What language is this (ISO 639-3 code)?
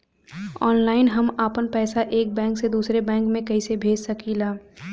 bho